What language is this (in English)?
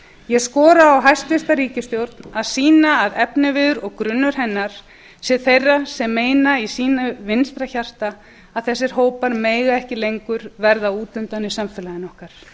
Icelandic